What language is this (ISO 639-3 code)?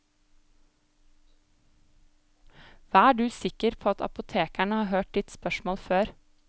nor